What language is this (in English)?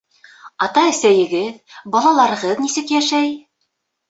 Bashkir